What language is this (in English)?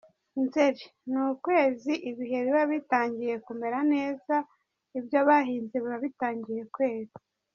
Kinyarwanda